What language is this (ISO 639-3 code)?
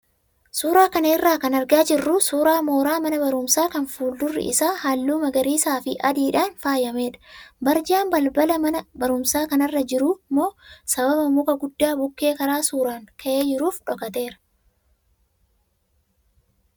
orm